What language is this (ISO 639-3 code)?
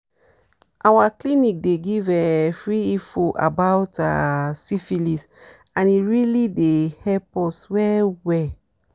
pcm